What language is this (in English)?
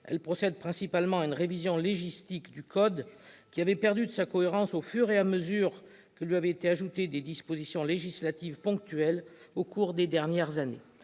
French